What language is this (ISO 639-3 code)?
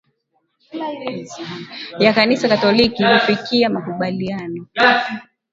swa